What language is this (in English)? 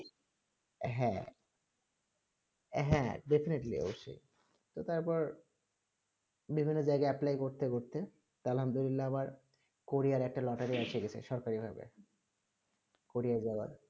Bangla